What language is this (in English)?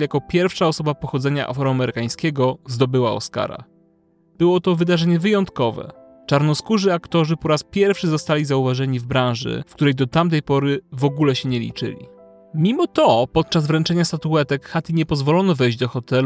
Polish